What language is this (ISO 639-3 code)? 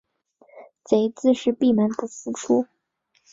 zho